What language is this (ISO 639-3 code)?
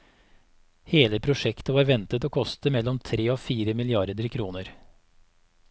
nor